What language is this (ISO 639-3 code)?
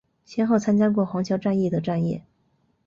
zho